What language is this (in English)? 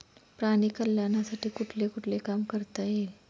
Marathi